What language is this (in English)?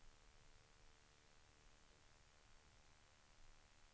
Swedish